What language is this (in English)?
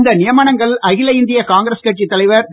Tamil